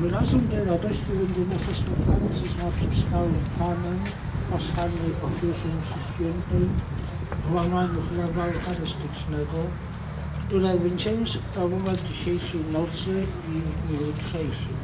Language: Polish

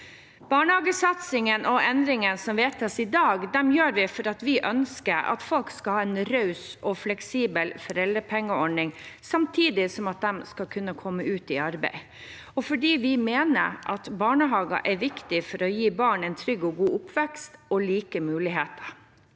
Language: Norwegian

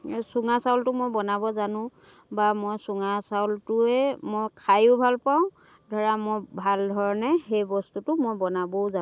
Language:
Assamese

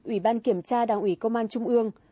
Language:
Vietnamese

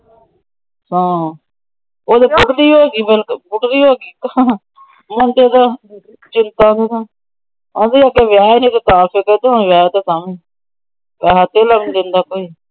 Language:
Punjabi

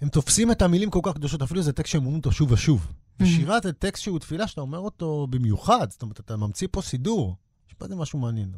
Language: Hebrew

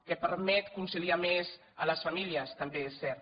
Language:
Catalan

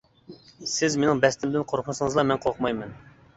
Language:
Uyghur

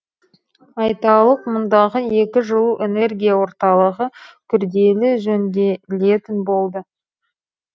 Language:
Kazakh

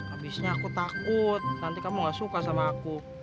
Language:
Indonesian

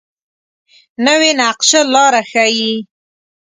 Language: Pashto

